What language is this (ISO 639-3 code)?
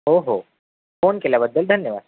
mar